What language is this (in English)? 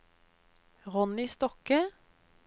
Norwegian